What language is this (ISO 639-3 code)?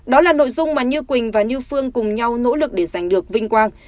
vie